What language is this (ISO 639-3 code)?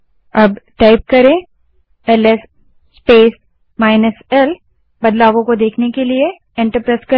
hin